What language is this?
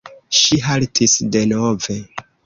Esperanto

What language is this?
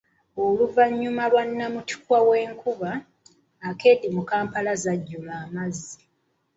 Ganda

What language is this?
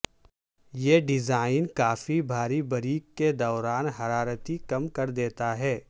Urdu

